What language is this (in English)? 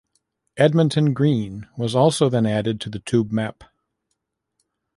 English